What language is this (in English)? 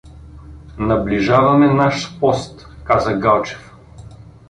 Bulgarian